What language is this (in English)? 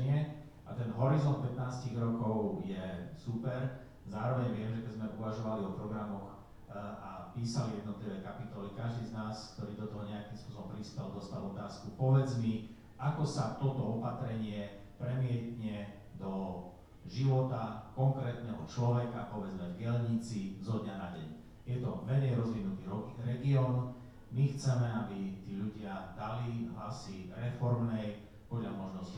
Slovak